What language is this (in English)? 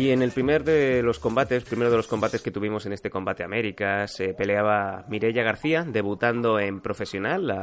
Spanish